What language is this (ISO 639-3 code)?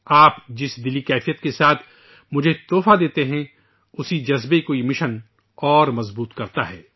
urd